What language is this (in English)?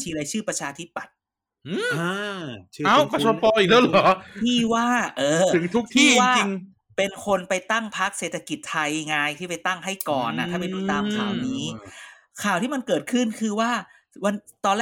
Thai